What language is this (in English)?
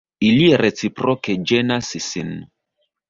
Esperanto